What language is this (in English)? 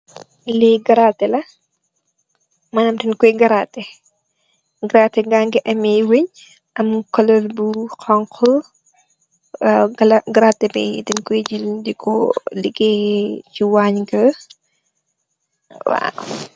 Wolof